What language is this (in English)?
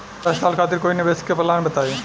Bhojpuri